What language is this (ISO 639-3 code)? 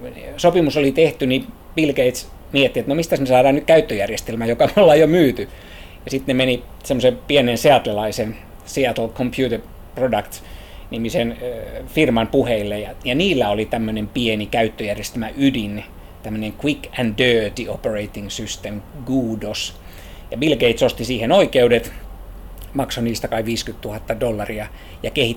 fin